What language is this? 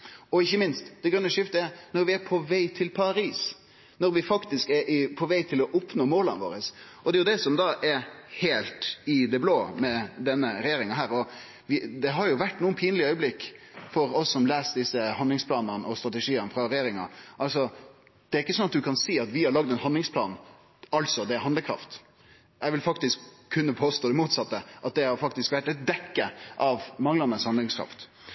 Norwegian Nynorsk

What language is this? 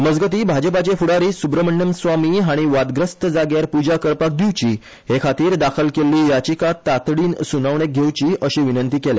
Konkani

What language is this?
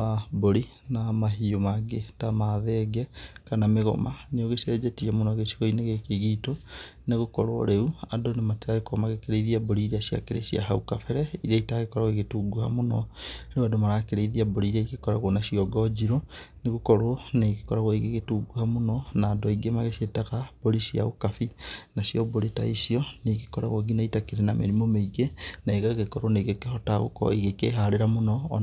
Kikuyu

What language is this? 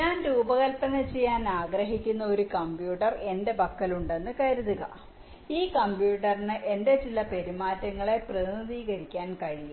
Malayalam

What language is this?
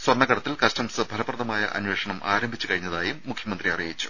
Malayalam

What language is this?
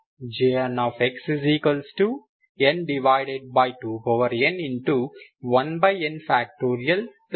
Telugu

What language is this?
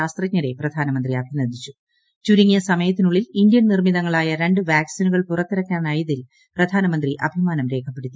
Malayalam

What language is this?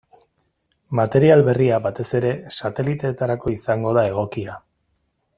Basque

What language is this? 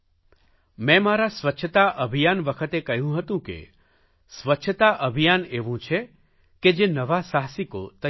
Gujarati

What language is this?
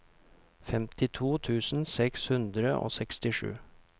Norwegian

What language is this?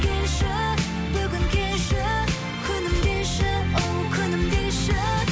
Kazakh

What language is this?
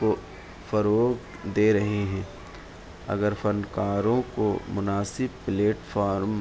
Urdu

